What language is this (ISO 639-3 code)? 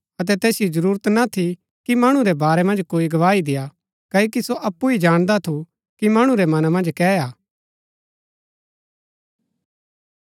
gbk